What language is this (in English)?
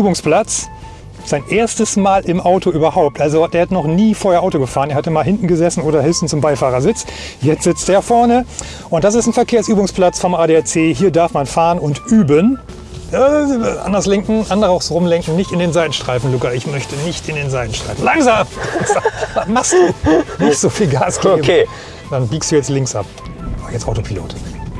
German